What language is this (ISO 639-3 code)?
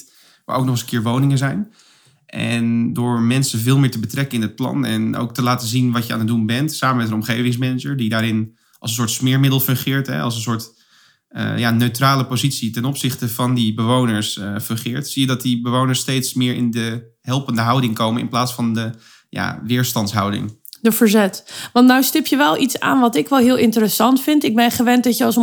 nld